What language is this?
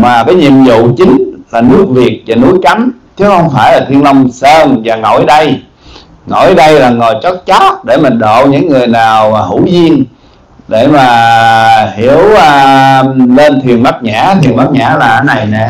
Vietnamese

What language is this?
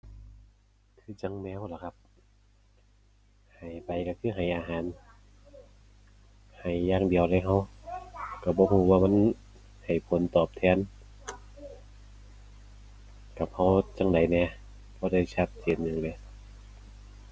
Thai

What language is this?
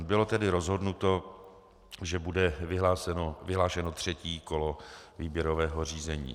Czech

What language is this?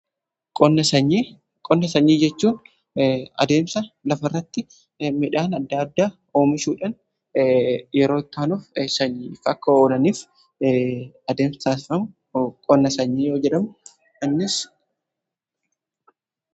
Oromo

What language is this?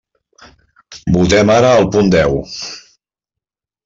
Catalan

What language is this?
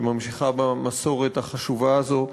Hebrew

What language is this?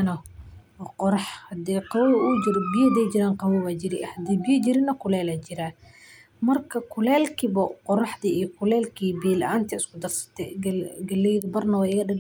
Somali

